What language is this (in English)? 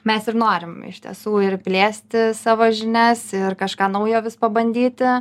Lithuanian